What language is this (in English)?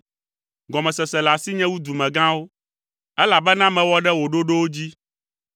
Ewe